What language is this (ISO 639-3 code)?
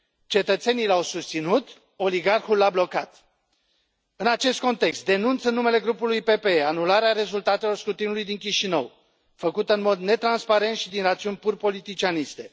ron